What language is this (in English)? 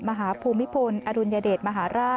Thai